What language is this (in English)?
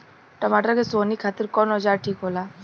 Bhojpuri